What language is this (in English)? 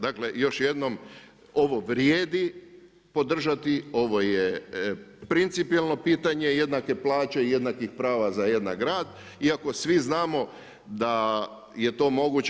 Croatian